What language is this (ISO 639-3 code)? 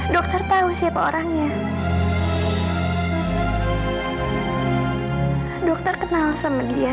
ind